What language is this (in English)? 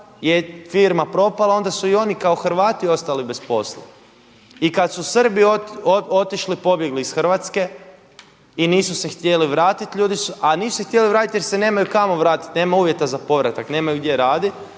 Croatian